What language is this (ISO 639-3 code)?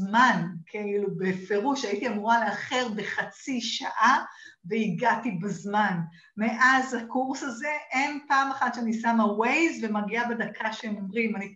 heb